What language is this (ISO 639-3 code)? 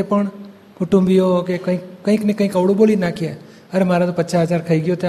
guj